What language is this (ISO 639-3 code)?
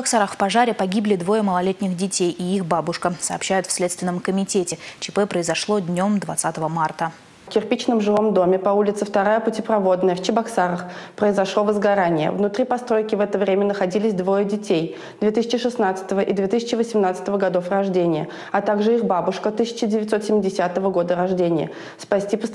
rus